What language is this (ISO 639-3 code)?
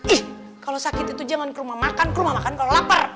ind